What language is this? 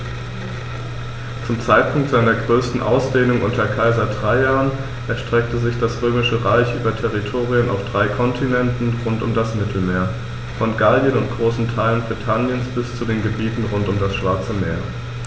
German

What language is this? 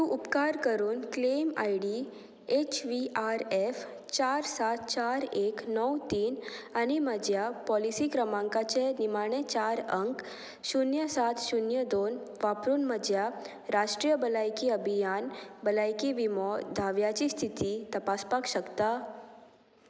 Konkani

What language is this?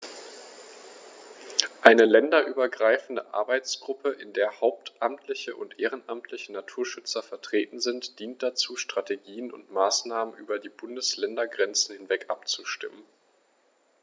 German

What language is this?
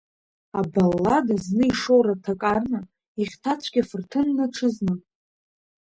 Abkhazian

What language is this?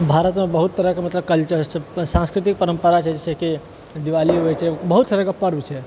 Maithili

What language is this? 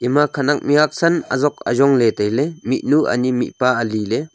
Wancho Naga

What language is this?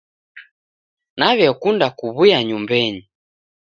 Taita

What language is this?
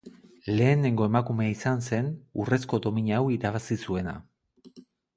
Basque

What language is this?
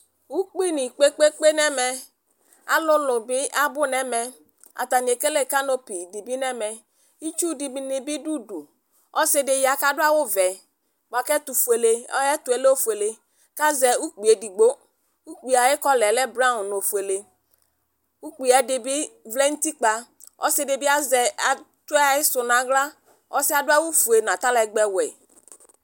Ikposo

